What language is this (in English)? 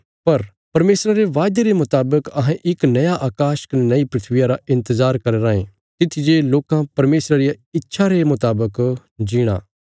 Bilaspuri